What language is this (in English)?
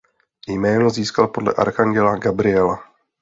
Czech